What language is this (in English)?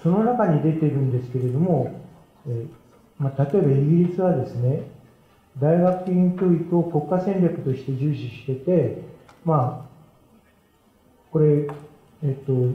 Japanese